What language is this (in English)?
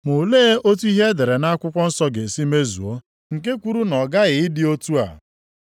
Igbo